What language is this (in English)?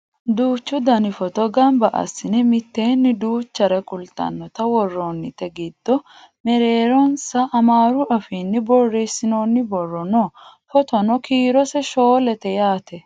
Sidamo